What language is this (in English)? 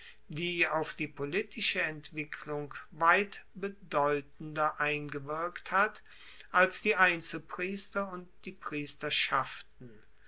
German